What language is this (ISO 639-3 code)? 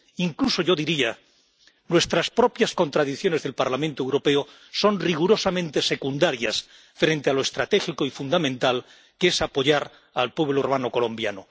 spa